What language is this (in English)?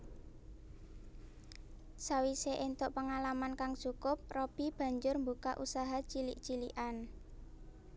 Javanese